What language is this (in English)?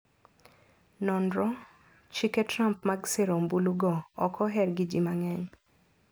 Luo (Kenya and Tanzania)